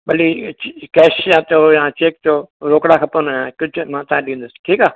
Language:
Sindhi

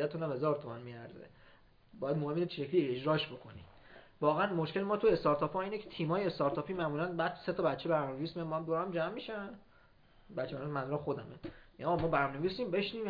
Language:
Persian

